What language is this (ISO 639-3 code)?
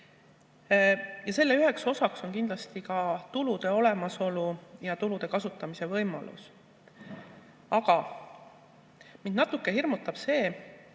est